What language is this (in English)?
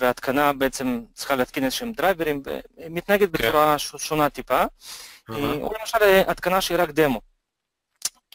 Hebrew